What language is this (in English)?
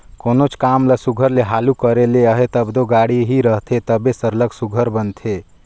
Chhattisgarhi